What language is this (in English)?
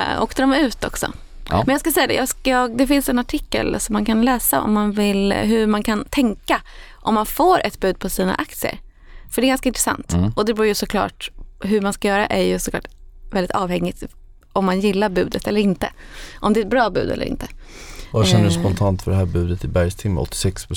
Swedish